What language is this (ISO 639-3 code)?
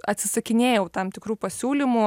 lit